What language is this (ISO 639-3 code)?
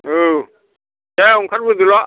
brx